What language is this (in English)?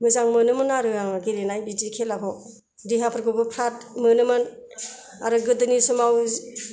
Bodo